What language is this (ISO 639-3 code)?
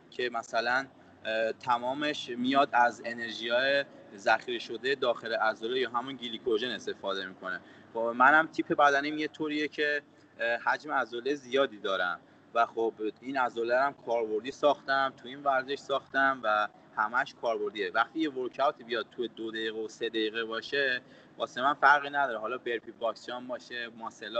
fas